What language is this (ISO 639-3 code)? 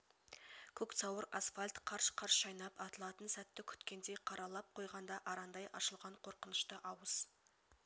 kaz